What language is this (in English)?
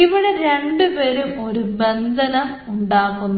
Malayalam